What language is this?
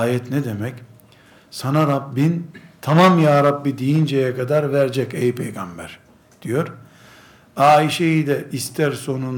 Turkish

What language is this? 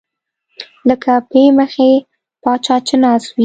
Pashto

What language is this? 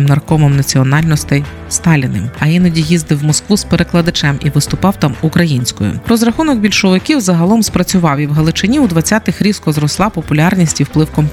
Ukrainian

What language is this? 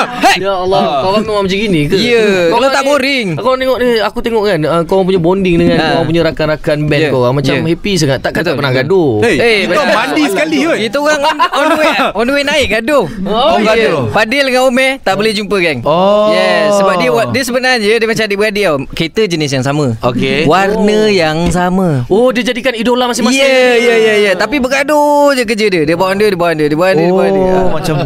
Malay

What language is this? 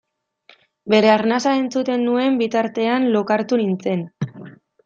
Basque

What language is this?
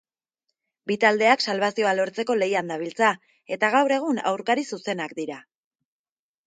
Basque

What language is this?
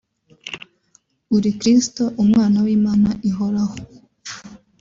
Kinyarwanda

